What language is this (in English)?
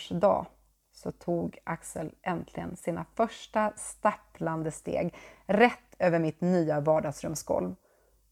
Swedish